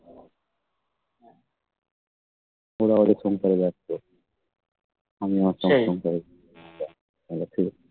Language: Bangla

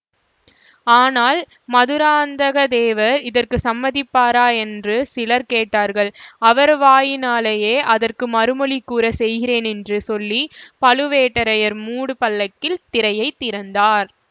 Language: Tamil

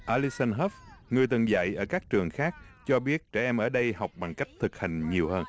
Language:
Vietnamese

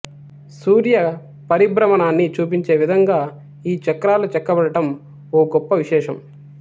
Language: Telugu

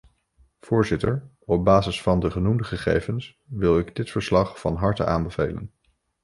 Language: Dutch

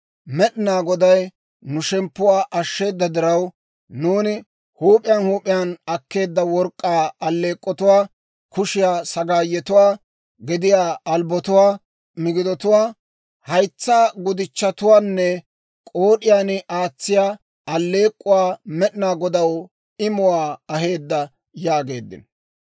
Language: Dawro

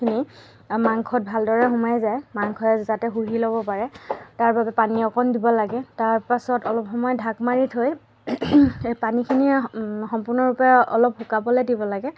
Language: Assamese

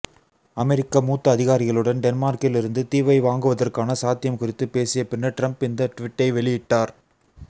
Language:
Tamil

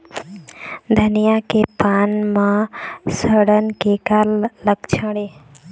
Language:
Chhattisgarhi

